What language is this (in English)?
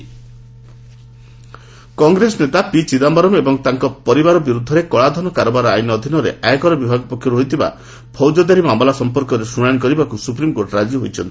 Odia